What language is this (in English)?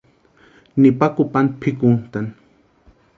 Western Highland Purepecha